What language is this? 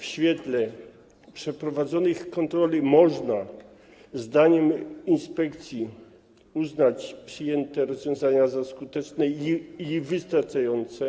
Polish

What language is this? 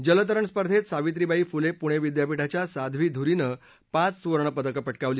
Marathi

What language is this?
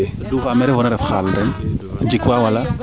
Serer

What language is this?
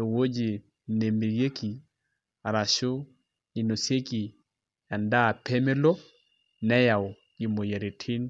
Masai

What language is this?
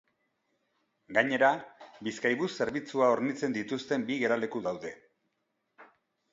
Basque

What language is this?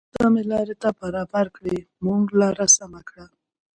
Pashto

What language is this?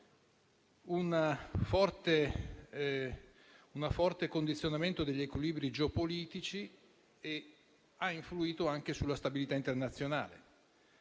Italian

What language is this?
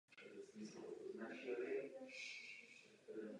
Czech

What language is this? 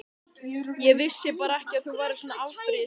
Icelandic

